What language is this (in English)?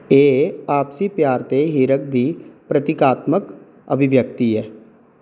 Dogri